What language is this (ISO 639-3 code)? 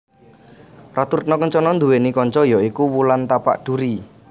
jav